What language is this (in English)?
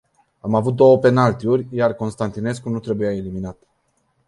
Romanian